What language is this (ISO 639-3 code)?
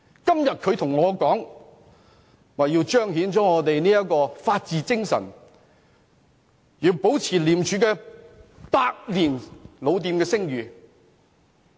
yue